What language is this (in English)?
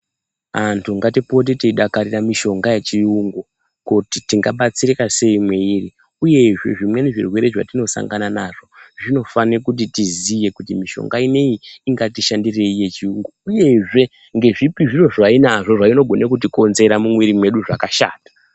Ndau